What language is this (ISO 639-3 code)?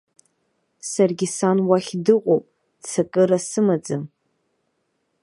abk